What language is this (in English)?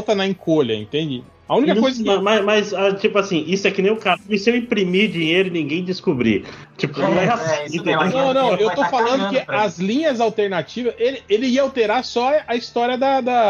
Portuguese